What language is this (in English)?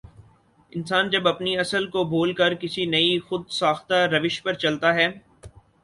Urdu